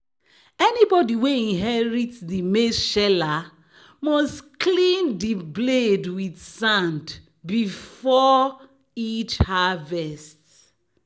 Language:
Nigerian Pidgin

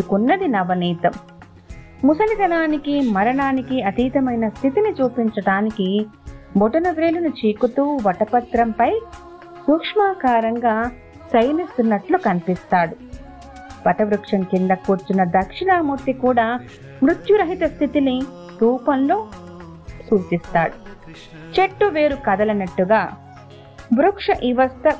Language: Telugu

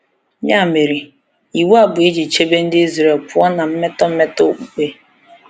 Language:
Igbo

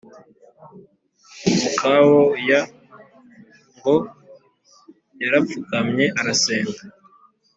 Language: Kinyarwanda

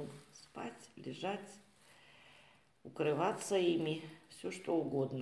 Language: Russian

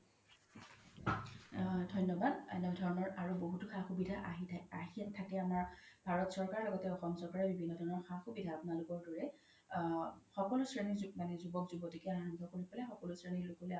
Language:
Assamese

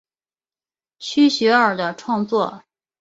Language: Chinese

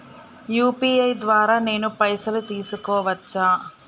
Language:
Telugu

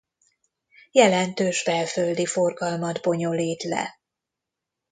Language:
Hungarian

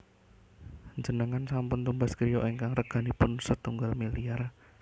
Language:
Javanese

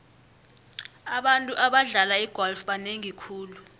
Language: South Ndebele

